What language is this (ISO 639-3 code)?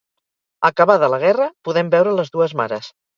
cat